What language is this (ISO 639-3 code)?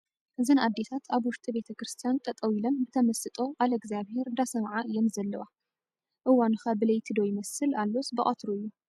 tir